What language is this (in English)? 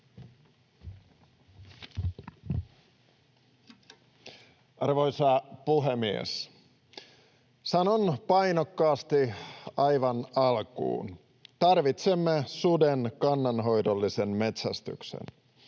Finnish